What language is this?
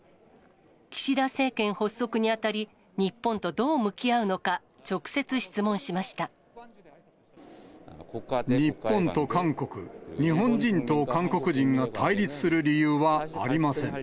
Japanese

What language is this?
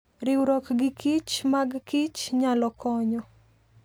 Luo (Kenya and Tanzania)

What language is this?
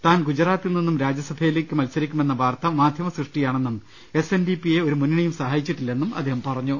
Malayalam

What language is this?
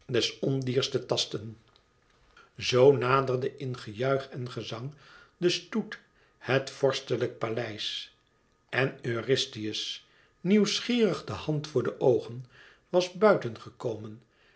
Dutch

